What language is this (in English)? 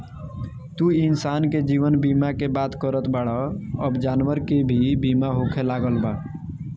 Bhojpuri